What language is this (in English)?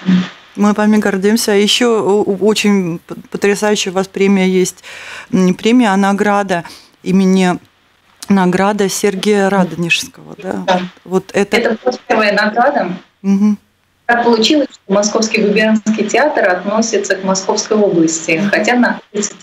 Russian